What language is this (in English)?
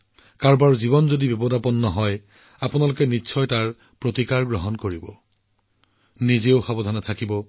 Assamese